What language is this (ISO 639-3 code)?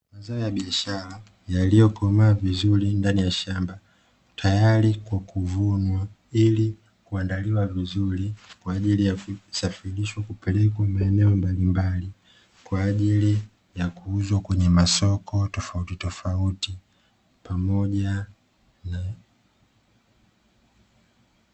swa